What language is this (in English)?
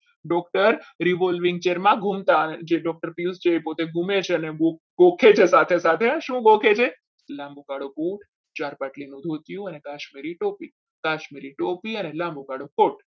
Gujarati